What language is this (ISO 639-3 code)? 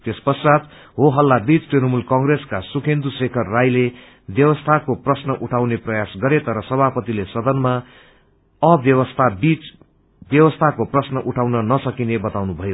nep